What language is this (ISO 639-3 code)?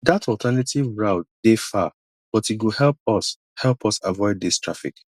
pcm